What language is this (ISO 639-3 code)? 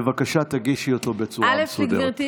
heb